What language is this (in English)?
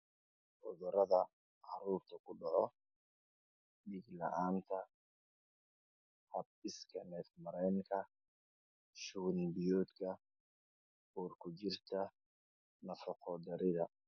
Somali